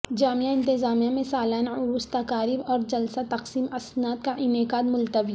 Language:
Urdu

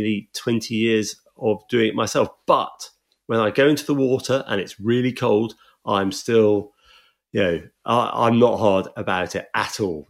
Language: English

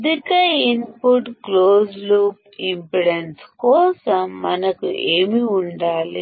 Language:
Telugu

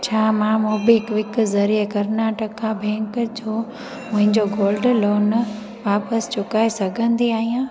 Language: Sindhi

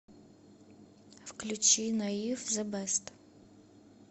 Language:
Russian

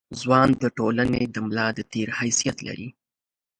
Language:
Pashto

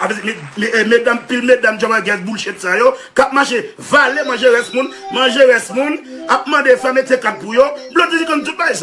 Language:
French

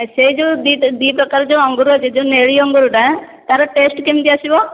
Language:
Odia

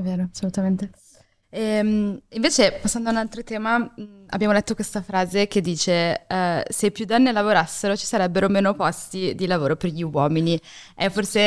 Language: Italian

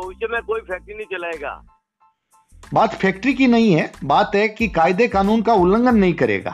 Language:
Hindi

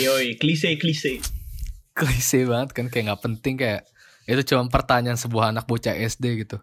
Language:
Indonesian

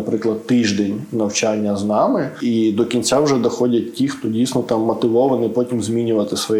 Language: Ukrainian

